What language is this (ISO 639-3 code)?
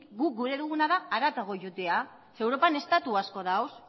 eus